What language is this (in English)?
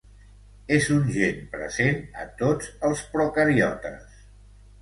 Catalan